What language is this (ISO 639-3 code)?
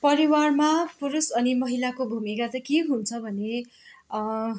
nep